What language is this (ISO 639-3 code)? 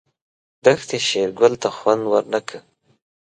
pus